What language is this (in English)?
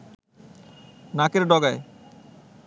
Bangla